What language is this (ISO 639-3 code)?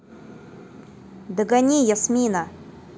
rus